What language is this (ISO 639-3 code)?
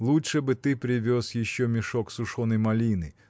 rus